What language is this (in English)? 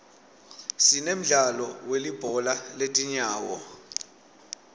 Swati